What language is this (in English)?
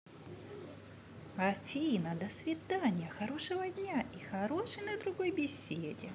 Russian